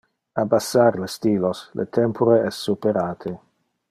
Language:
Interlingua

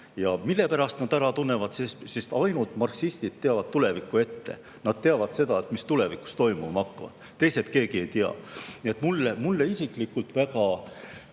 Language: Estonian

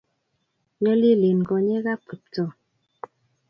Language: Kalenjin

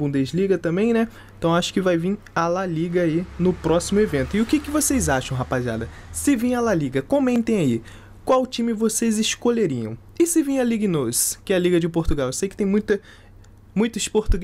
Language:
Portuguese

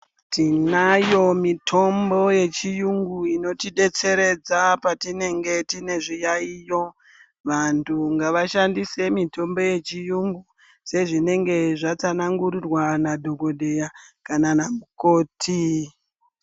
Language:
Ndau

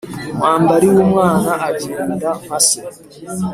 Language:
Kinyarwanda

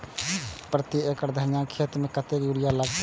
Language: Maithili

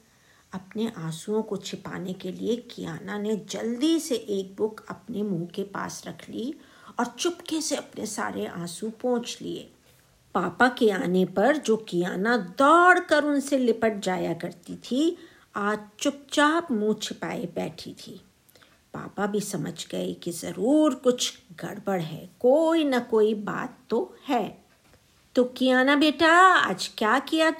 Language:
Hindi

